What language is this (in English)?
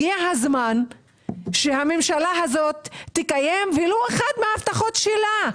Hebrew